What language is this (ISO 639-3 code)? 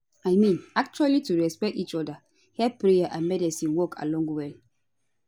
pcm